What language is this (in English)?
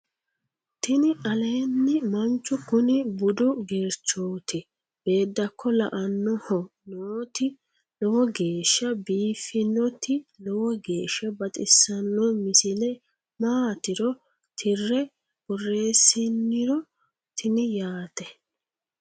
Sidamo